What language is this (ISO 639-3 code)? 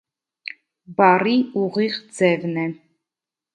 hye